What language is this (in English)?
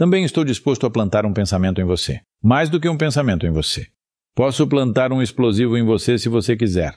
Portuguese